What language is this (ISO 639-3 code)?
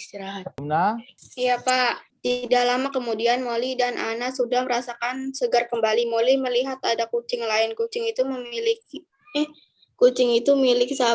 ind